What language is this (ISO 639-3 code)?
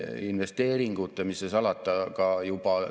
est